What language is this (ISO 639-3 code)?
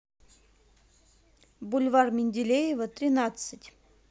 rus